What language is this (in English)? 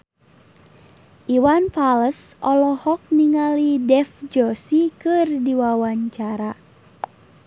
Sundanese